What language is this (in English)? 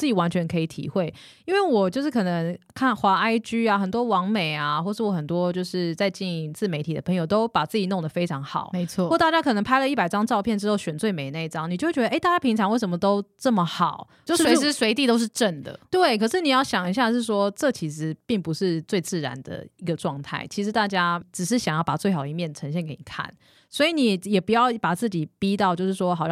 Chinese